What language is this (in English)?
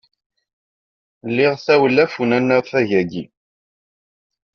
Kabyle